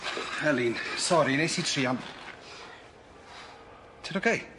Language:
Welsh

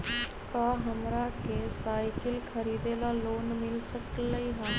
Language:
Magahi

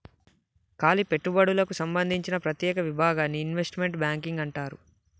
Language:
Telugu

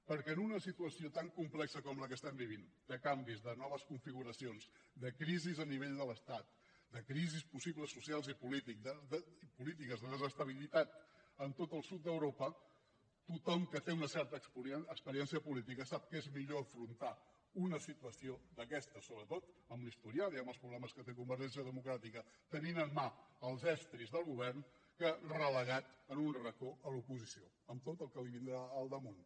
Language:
Catalan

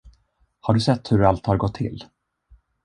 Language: Swedish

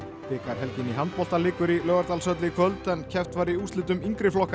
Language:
Icelandic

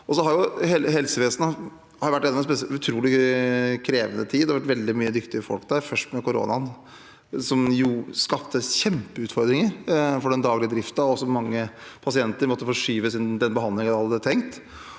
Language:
Norwegian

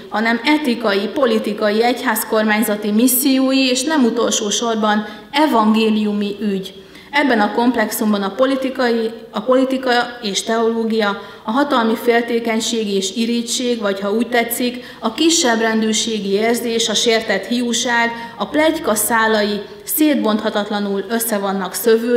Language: Hungarian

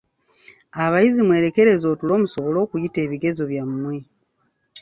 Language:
Ganda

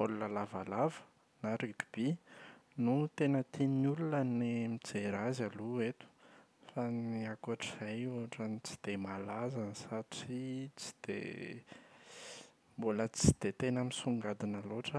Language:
Malagasy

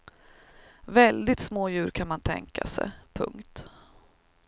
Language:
Swedish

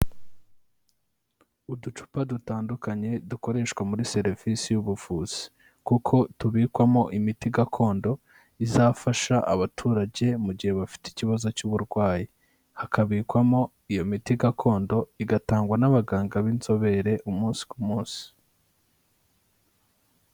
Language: Kinyarwanda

